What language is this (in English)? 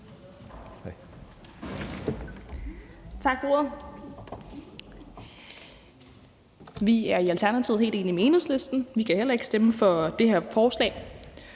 Danish